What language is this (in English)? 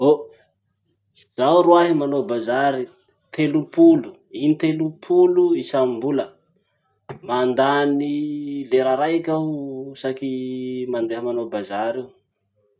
Masikoro Malagasy